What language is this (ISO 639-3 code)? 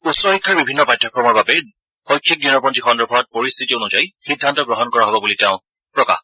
asm